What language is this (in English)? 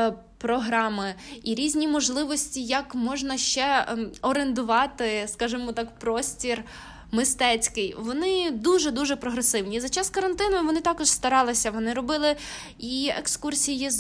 Ukrainian